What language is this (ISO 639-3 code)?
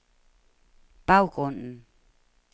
dan